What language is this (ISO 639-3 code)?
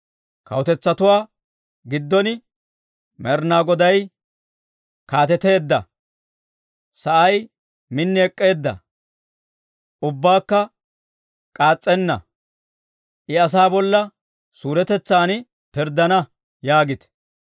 dwr